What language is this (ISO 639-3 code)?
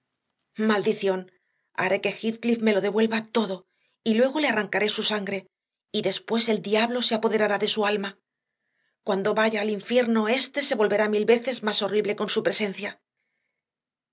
spa